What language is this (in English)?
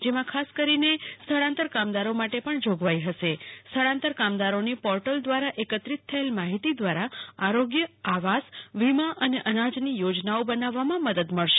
Gujarati